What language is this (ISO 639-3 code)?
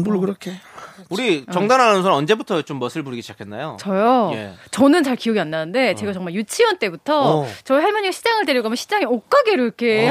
kor